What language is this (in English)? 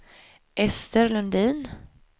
Swedish